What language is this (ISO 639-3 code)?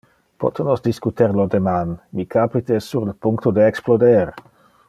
ina